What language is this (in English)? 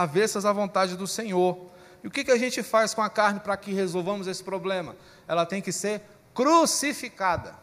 Portuguese